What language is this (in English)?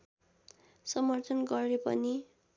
Nepali